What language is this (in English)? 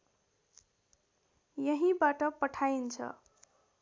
Nepali